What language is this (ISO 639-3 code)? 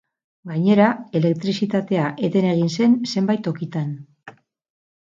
eus